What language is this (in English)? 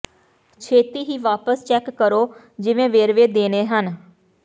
Punjabi